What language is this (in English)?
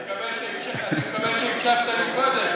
Hebrew